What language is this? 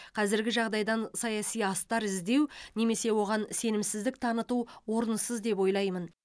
Kazakh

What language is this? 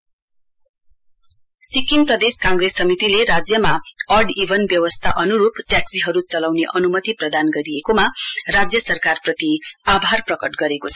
Nepali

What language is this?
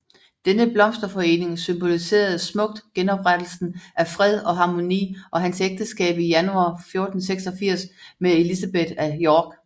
Danish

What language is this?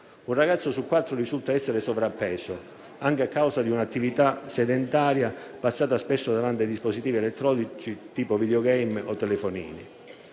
Italian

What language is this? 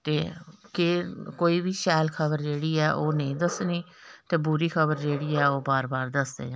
Dogri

